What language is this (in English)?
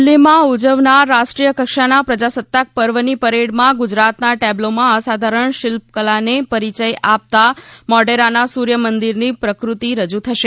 Gujarati